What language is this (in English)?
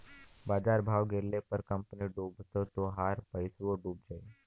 Bhojpuri